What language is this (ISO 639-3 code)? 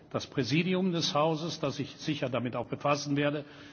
deu